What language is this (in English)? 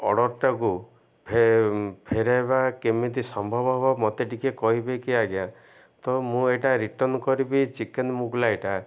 Odia